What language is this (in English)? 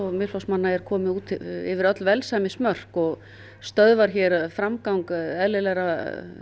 Icelandic